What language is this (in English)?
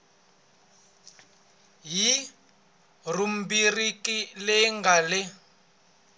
Tsonga